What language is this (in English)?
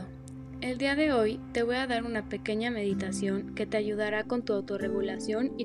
Spanish